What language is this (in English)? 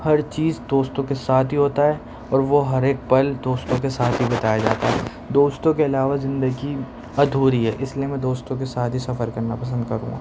Urdu